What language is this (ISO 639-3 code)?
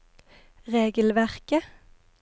nor